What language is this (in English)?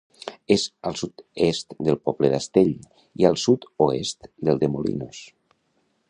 Catalan